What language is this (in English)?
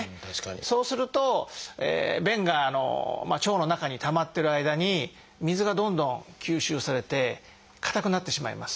Japanese